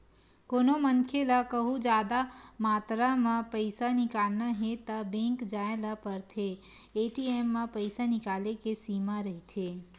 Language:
Chhattisgarhi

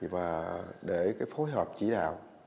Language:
Vietnamese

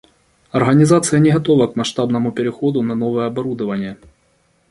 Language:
Russian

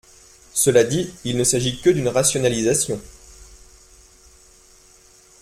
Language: French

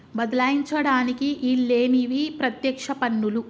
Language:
Telugu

